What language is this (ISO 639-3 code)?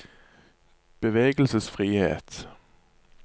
nor